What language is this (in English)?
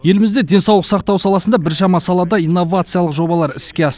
Kazakh